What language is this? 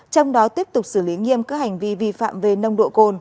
Vietnamese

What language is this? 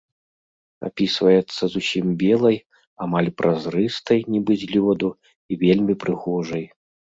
Belarusian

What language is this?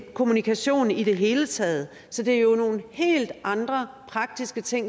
Danish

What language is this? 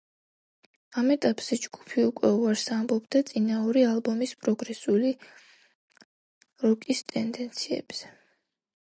Georgian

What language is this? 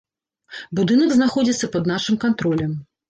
Belarusian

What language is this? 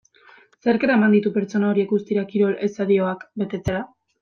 Basque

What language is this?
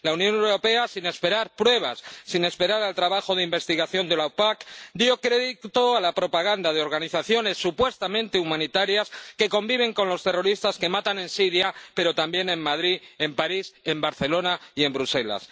Spanish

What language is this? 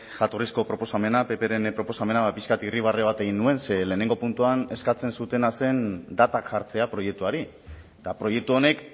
Basque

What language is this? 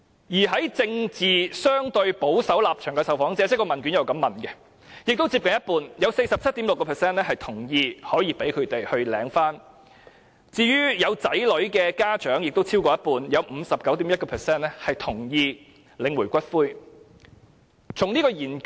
Cantonese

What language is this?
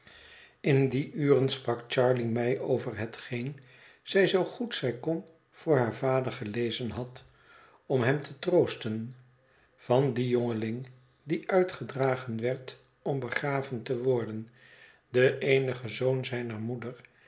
Dutch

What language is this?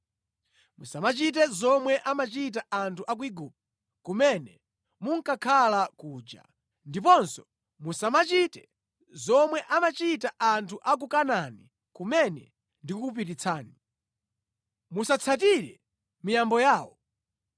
Nyanja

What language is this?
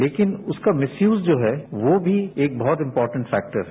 Hindi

